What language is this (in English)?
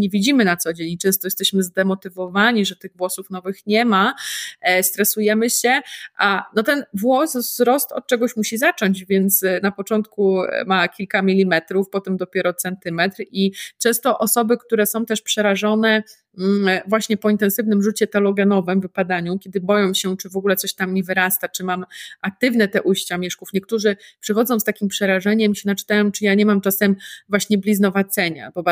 Polish